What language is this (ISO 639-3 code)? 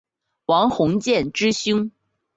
zho